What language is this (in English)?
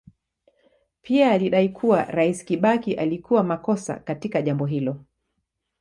Swahili